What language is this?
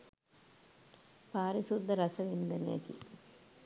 Sinhala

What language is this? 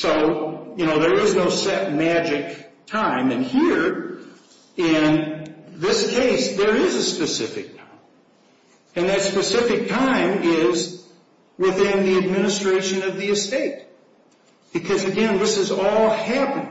English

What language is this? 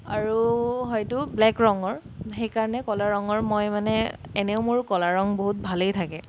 Assamese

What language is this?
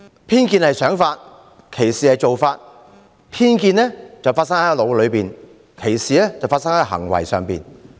Cantonese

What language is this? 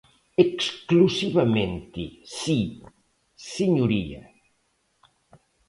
Galician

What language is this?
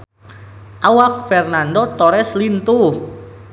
Sundanese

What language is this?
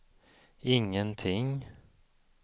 Swedish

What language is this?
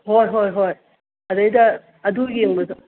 Manipuri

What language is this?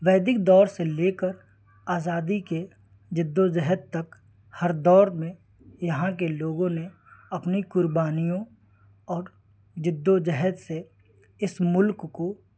Urdu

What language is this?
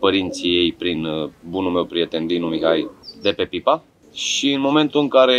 Romanian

